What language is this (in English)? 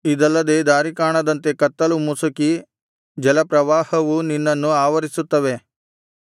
Kannada